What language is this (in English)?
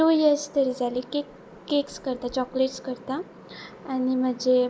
Konkani